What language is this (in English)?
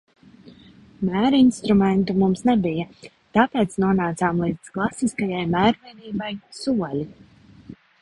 Latvian